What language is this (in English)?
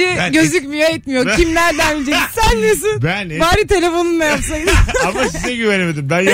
Turkish